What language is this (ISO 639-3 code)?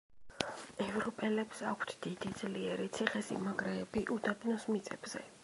kat